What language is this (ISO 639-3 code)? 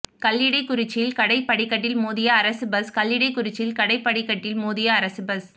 tam